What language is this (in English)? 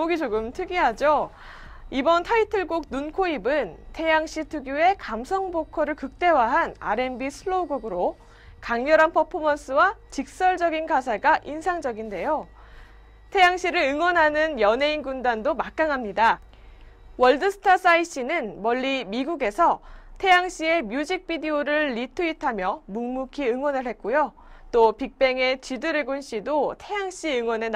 Korean